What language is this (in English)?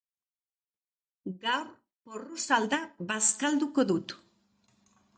Basque